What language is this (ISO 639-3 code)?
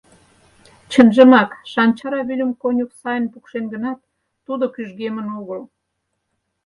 chm